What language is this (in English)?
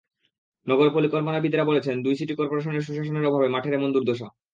Bangla